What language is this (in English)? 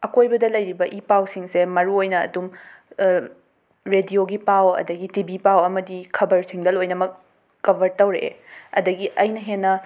Manipuri